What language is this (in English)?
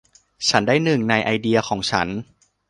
Thai